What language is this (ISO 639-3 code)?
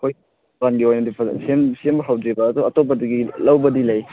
mni